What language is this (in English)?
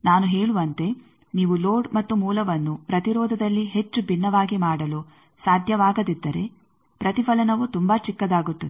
Kannada